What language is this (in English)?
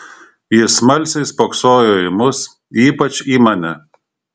Lithuanian